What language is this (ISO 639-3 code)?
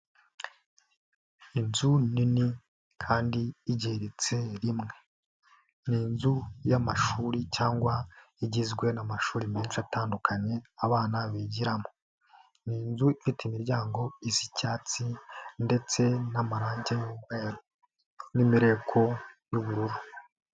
kin